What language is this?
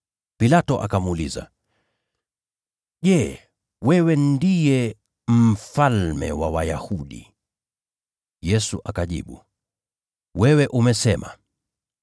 Swahili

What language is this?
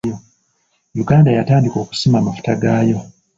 Ganda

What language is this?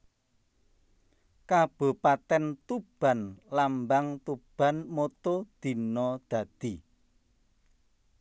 Javanese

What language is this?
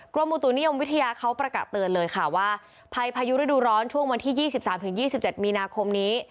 Thai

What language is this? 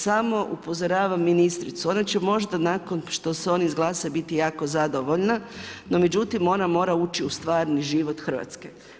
Croatian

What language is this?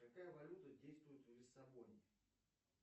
Russian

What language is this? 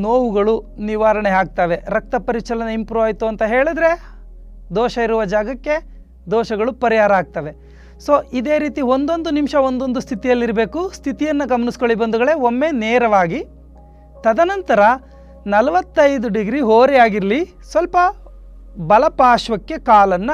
Kannada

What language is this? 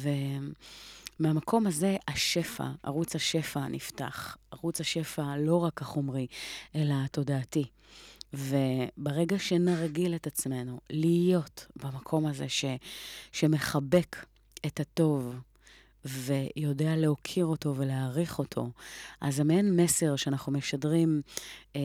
Hebrew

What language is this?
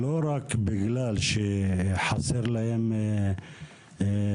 Hebrew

